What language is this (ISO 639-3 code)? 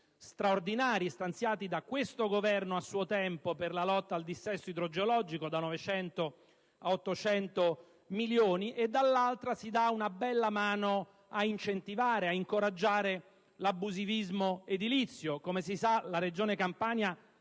ita